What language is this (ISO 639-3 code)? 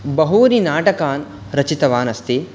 san